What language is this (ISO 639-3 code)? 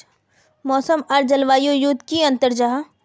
mag